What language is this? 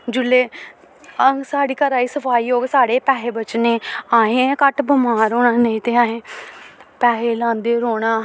Dogri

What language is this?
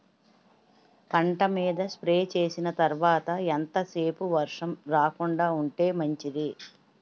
Telugu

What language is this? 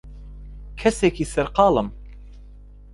Central Kurdish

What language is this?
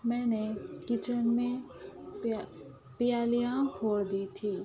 Urdu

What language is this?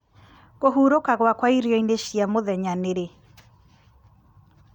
Kikuyu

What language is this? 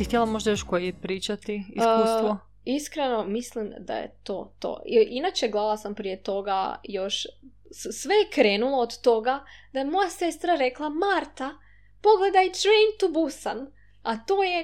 Croatian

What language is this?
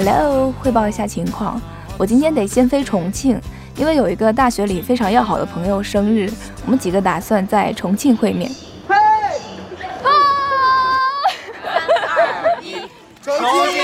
Chinese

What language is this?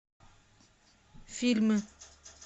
Russian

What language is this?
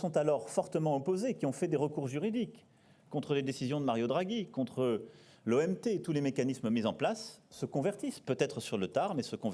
French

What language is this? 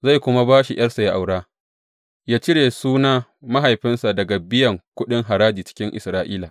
Hausa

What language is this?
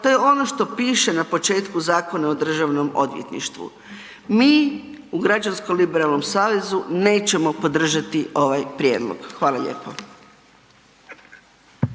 Croatian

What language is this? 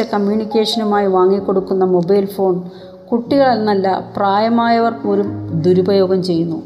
Malayalam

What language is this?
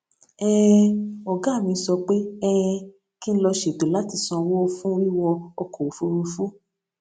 Yoruba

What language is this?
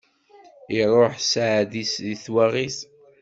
Kabyle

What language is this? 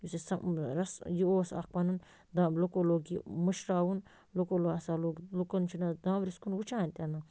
Kashmiri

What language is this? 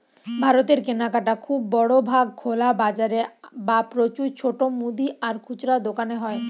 Bangla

